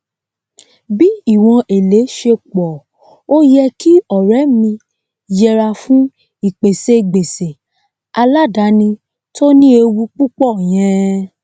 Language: Yoruba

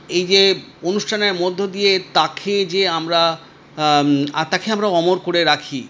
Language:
Bangla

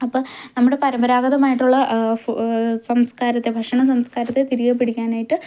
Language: Malayalam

